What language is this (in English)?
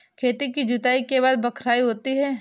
Hindi